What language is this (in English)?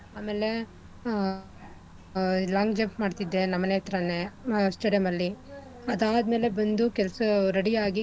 Kannada